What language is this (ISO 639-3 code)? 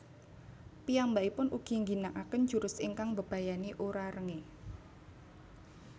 jav